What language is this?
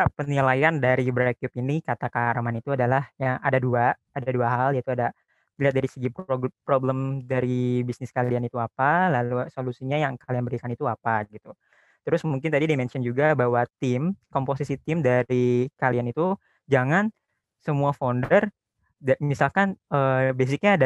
Indonesian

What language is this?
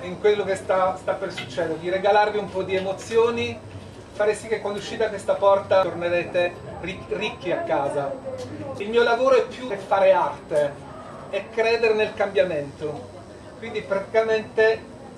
Italian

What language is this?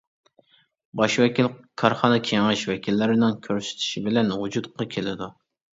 Uyghur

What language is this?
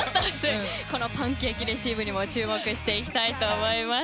Japanese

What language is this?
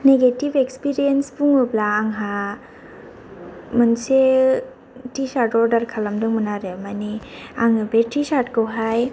Bodo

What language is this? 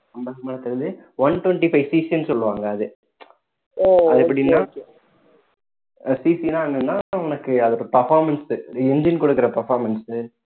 Tamil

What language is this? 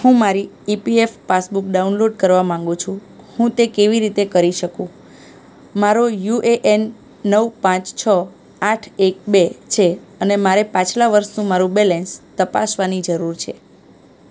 Gujarati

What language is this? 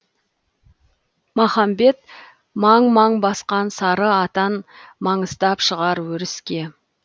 Kazakh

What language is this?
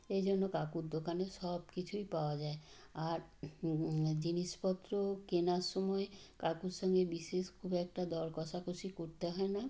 Bangla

